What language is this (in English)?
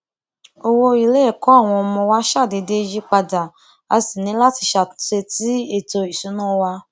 Yoruba